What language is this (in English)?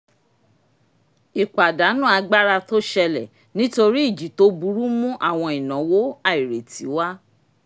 Yoruba